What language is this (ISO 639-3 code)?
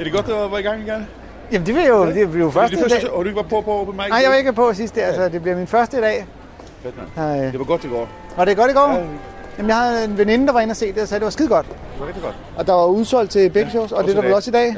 dan